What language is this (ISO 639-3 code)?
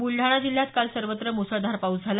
mar